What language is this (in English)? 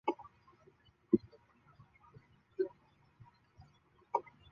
Chinese